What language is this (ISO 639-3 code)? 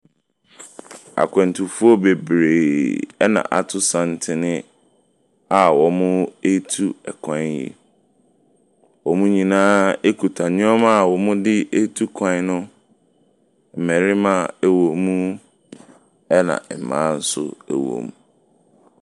aka